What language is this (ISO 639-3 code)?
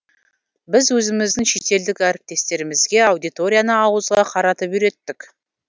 kaz